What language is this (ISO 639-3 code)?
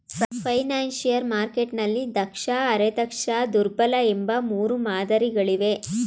kan